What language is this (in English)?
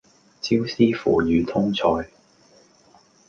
Cantonese